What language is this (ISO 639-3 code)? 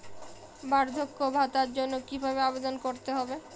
ben